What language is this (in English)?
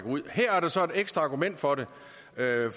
Danish